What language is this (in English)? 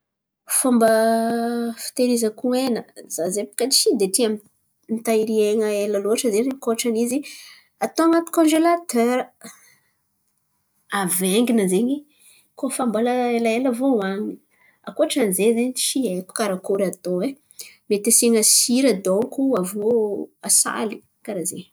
Antankarana Malagasy